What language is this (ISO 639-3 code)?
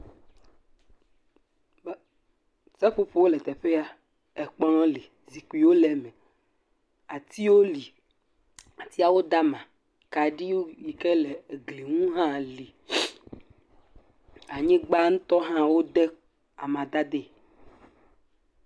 ewe